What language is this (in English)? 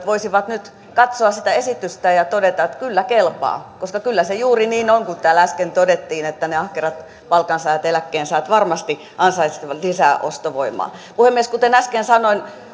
Finnish